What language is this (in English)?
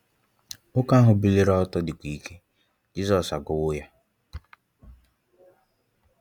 Igbo